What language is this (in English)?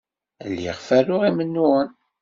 Kabyle